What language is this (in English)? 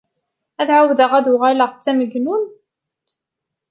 Kabyle